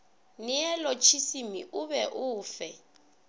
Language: Northern Sotho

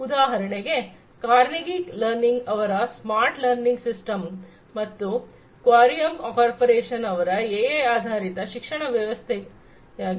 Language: Kannada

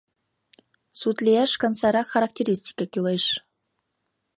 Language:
Mari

